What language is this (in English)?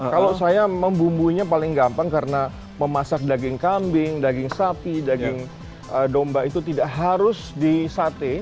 Indonesian